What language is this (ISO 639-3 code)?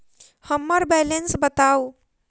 mai